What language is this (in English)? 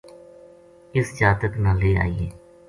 Gujari